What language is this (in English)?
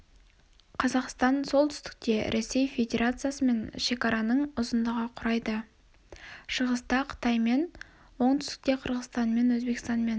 Kazakh